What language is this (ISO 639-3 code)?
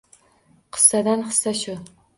uzb